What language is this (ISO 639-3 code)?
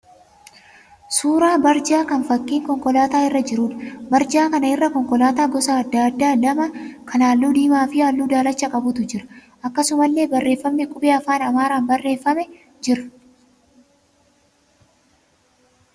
orm